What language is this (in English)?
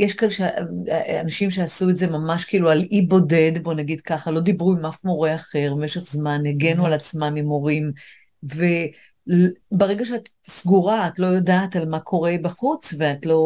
Hebrew